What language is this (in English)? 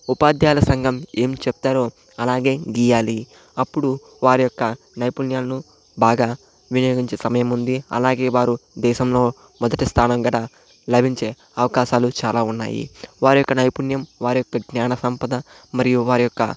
Telugu